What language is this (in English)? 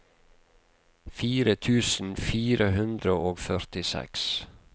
Norwegian